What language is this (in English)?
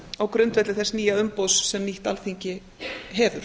Icelandic